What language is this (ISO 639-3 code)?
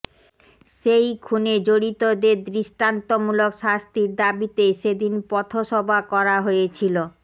ben